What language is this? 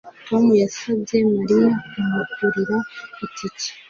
Kinyarwanda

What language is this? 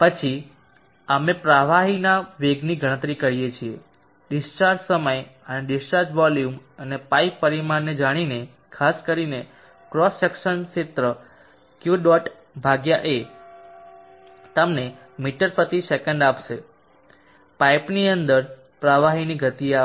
Gujarati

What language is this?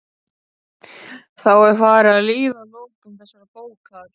Icelandic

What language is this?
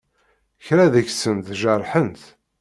Kabyle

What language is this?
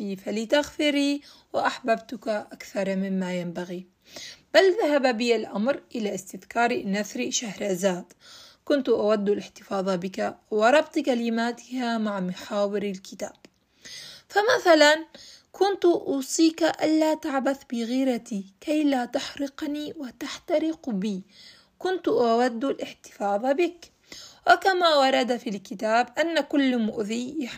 Arabic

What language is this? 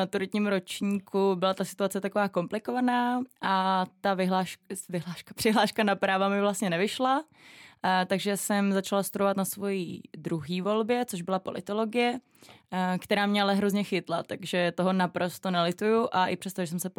Czech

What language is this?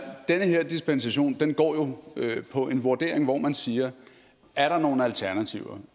Danish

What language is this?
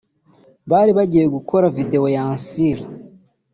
Kinyarwanda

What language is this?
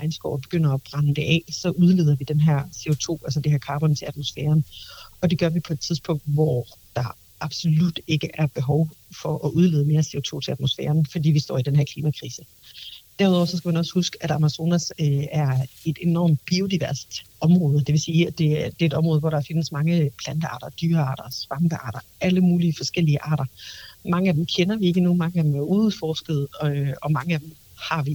Danish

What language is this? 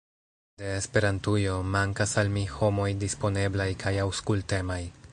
Esperanto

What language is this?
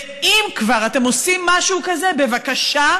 Hebrew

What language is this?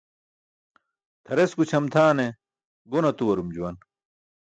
Burushaski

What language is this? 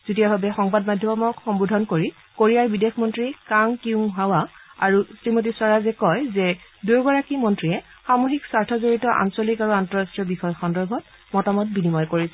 Assamese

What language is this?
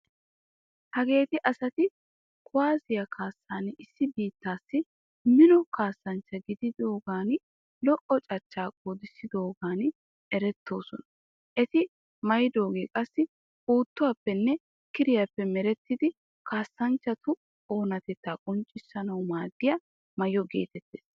Wolaytta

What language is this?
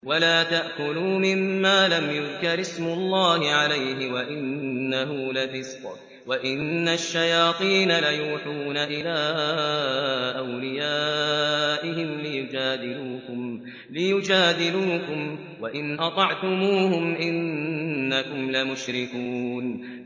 Arabic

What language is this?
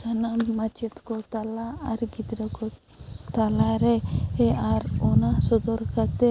Santali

